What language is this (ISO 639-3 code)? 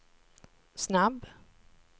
swe